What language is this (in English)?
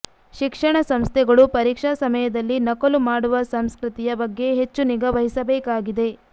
Kannada